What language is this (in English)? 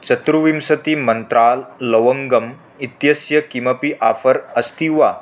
Sanskrit